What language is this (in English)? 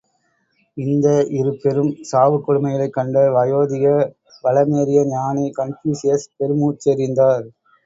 Tamil